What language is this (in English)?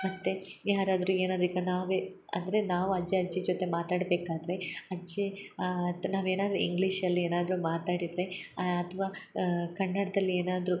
Kannada